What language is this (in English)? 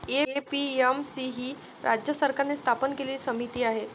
Marathi